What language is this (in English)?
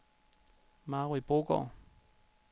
Danish